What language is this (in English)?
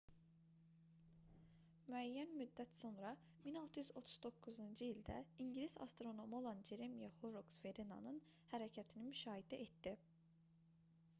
Azerbaijani